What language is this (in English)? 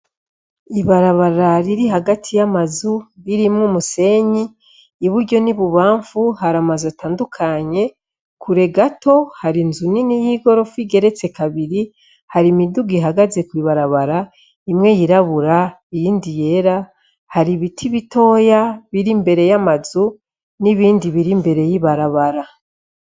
Rundi